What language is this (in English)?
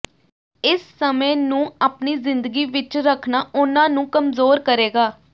Punjabi